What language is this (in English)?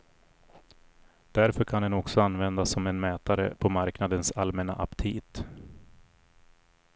Swedish